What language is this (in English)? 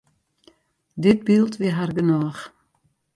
Western Frisian